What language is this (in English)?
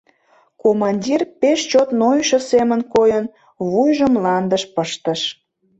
Mari